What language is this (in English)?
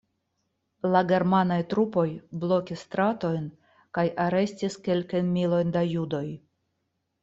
Esperanto